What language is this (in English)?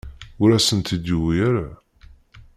Kabyle